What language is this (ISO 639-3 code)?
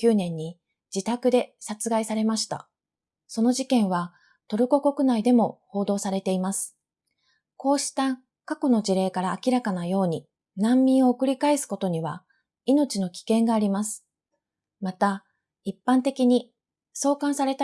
jpn